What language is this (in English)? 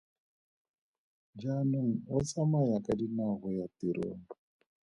Tswana